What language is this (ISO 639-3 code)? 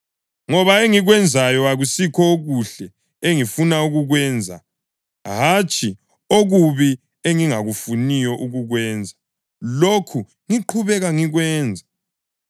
nde